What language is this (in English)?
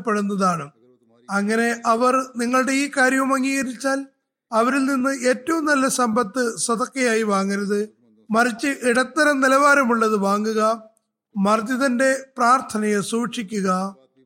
Malayalam